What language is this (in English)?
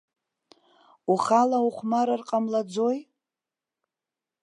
Abkhazian